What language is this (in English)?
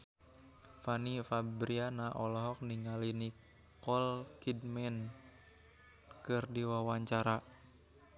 Sundanese